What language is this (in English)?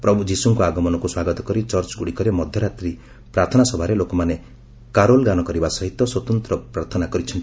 Odia